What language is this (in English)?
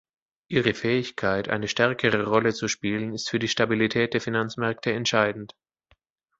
German